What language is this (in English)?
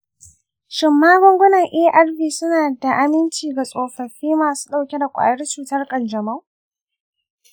Hausa